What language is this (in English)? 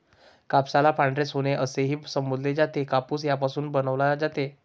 Marathi